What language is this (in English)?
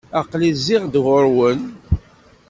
Kabyle